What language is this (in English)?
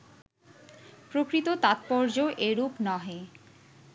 Bangla